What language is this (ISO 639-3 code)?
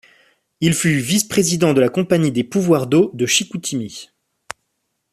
fra